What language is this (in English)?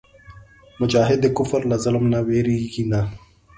Pashto